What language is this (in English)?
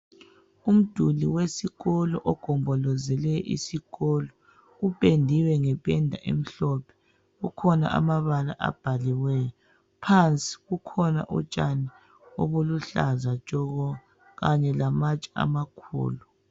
North Ndebele